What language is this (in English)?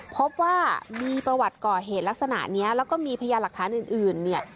Thai